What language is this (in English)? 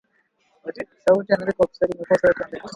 Swahili